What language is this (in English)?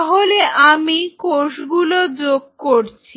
Bangla